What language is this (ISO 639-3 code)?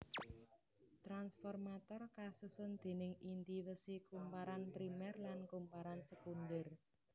jav